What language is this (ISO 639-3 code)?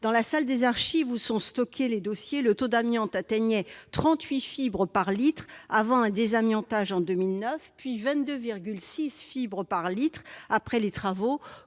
fra